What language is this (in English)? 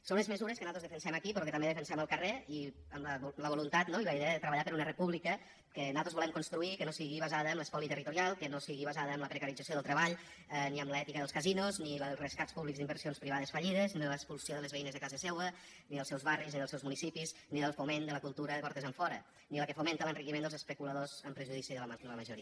Catalan